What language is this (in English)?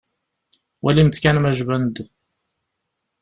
Kabyle